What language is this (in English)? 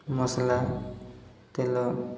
Odia